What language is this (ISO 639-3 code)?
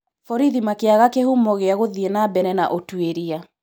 kik